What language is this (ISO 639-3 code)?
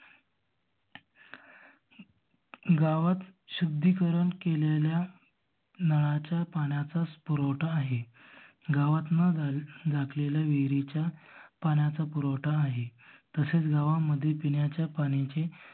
mar